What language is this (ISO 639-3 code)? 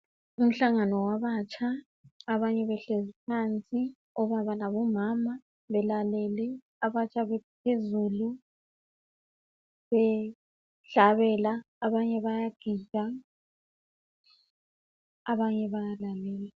nde